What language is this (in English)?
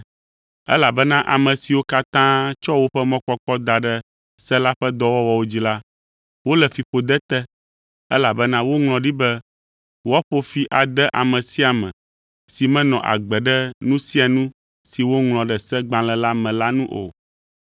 Ewe